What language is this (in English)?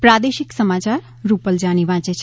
Gujarati